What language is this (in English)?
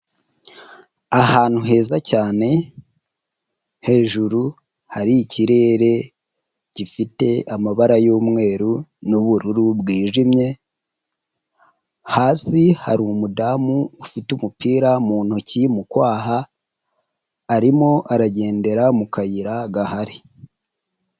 Kinyarwanda